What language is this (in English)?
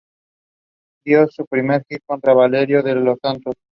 Spanish